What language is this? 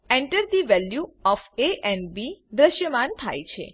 Gujarati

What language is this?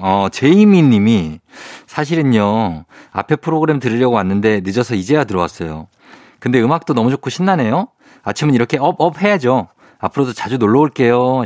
Korean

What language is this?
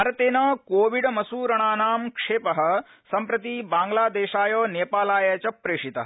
Sanskrit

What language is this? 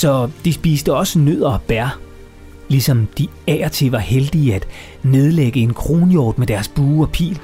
Danish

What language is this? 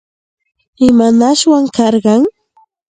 Santa Ana de Tusi Pasco Quechua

